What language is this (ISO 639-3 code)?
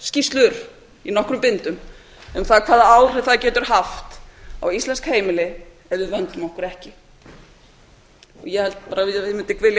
isl